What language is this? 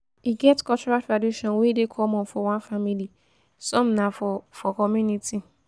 Nigerian Pidgin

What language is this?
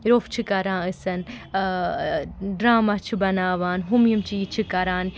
Kashmiri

